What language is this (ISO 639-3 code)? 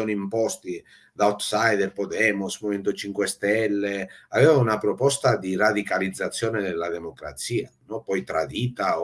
ita